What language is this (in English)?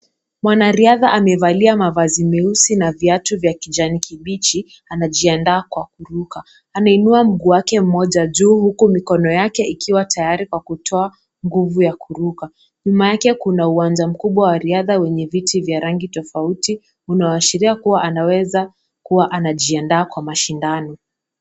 Swahili